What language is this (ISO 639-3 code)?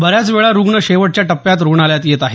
mar